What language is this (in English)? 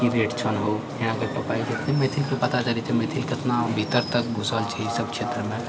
Maithili